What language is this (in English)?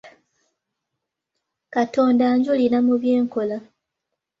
Ganda